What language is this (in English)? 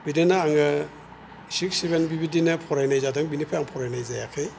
Bodo